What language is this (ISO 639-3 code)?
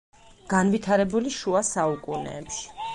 kat